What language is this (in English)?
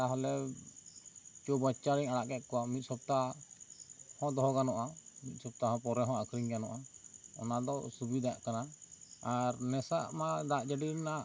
Santali